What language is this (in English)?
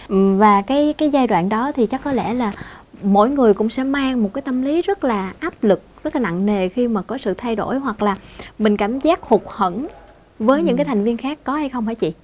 Vietnamese